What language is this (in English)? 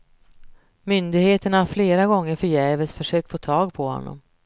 Swedish